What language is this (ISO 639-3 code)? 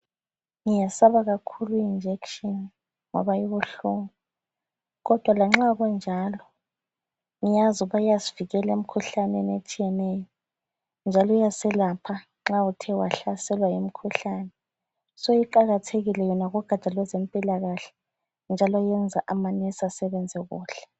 nde